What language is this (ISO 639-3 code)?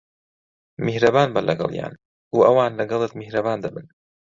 ckb